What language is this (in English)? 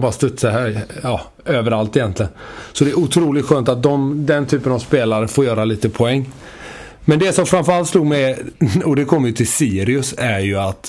Swedish